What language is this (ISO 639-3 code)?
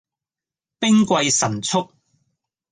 yue